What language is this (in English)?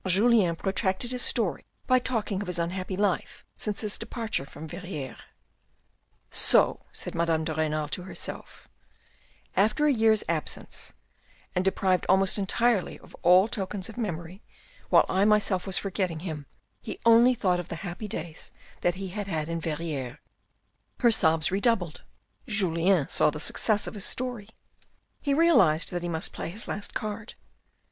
English